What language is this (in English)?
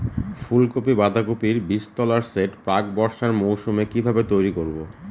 Bangla